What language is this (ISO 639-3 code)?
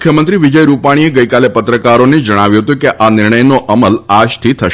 guj